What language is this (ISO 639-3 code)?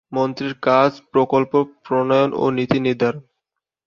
ben